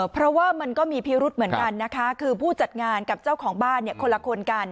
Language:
Thai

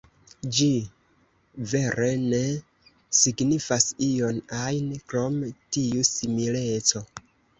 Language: Esperanto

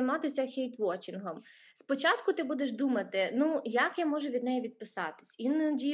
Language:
Ukrainian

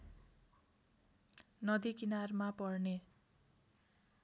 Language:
Nepali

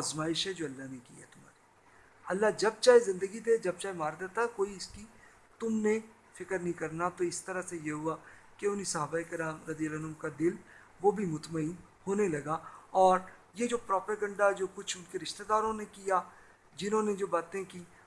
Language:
Urdu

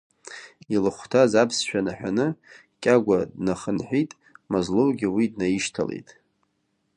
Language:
Abkhazian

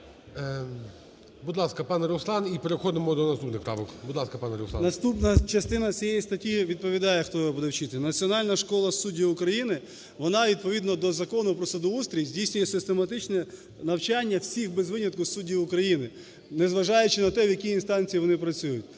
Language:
Ukrainian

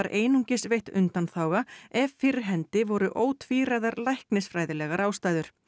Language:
Icelandic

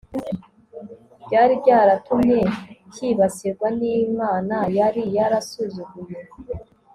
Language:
Kinyarwanda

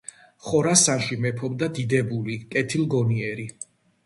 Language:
Georgian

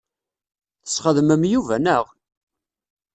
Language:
Kabyle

